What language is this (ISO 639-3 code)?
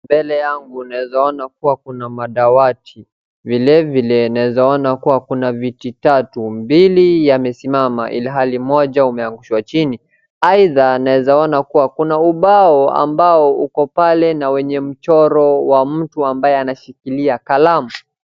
swa